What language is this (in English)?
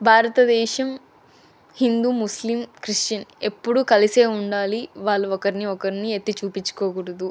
Telugu